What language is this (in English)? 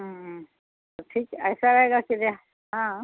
Urdu